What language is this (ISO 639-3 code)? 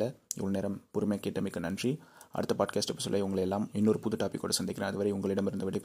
tam